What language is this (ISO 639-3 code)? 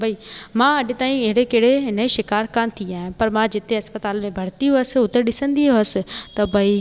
snd